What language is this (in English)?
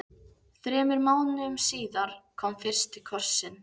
Icelandic